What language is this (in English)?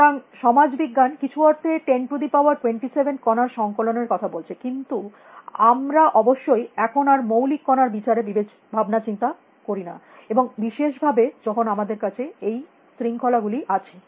Bangla